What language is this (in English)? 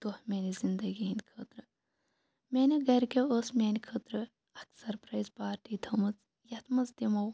Kashmiri